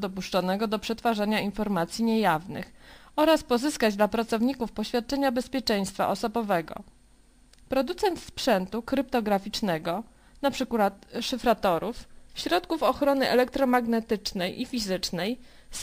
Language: Polish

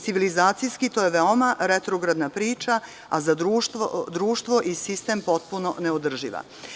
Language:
Serbian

